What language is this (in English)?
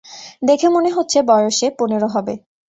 Bangla